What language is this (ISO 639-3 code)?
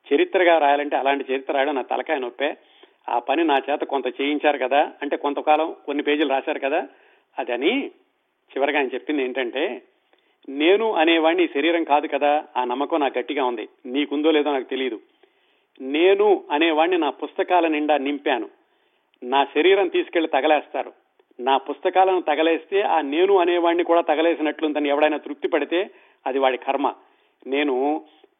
tel